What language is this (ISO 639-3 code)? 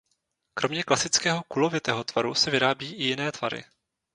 ces